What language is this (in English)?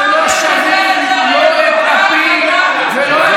Hebrew